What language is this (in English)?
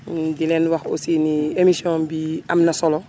Wolof